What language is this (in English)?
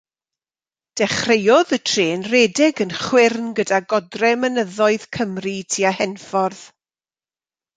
Welsh